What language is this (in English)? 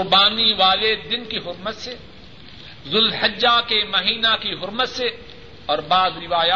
Urdu